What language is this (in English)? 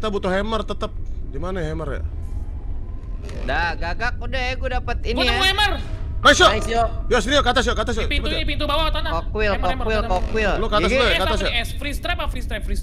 Indonesian